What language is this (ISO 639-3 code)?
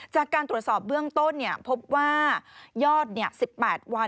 tha